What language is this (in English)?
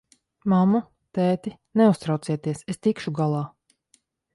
Latvian